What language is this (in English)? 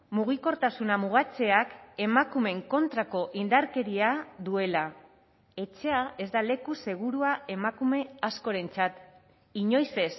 Basque